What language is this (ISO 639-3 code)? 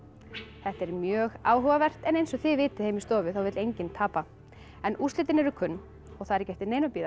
isl